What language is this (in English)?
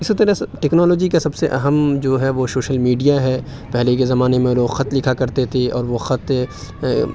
Urdu